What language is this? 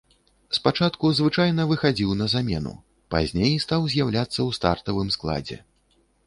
Belarusian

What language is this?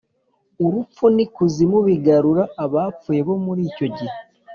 Kinyarwanda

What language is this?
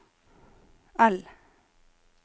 Norwegian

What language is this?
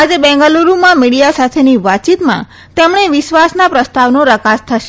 Gujarati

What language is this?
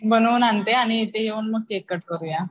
Marathi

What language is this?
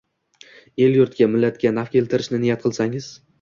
Uzbek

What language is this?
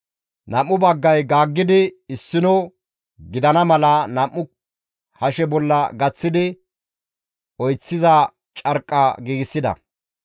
Gamo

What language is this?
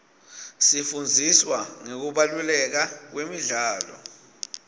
Swati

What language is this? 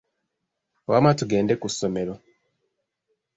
Ganda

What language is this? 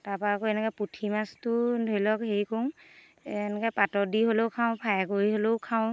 Assamese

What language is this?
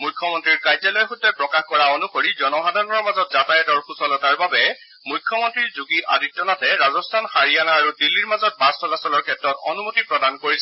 Assamese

